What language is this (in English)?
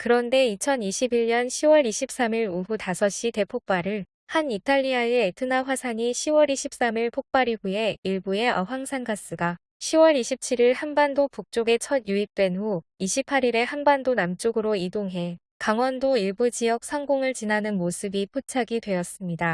Korean